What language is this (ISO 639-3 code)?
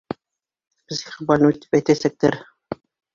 bak